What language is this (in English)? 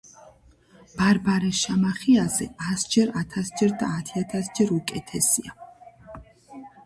Georgian